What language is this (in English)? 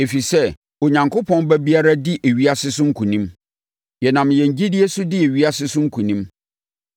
Akan